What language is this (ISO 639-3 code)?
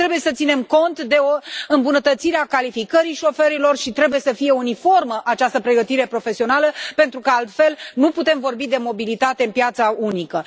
ron